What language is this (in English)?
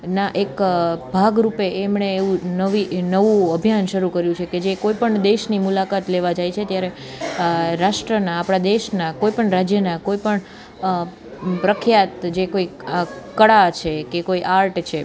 Gujarati